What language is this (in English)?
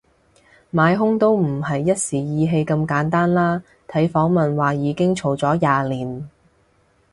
Cantonese